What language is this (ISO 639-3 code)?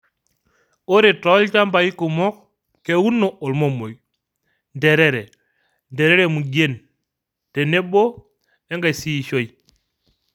mas